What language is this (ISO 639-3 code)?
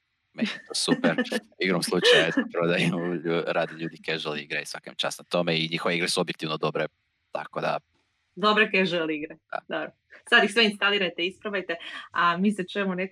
hrv